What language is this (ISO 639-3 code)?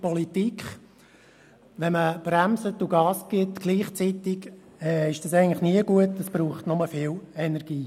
gsw